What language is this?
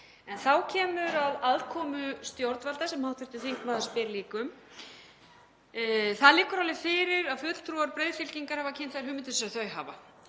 Icelandic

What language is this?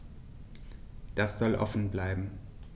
German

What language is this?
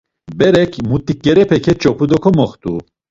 Laz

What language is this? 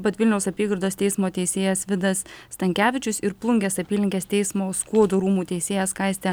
Lithuanian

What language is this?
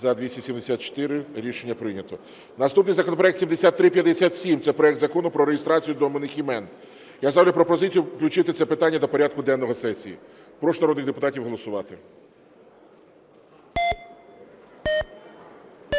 Ukrainian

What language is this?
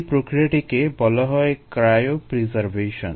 Bangla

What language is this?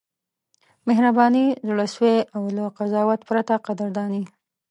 Pashto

